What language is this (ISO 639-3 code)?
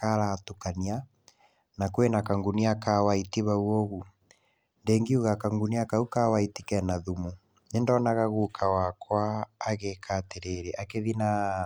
kik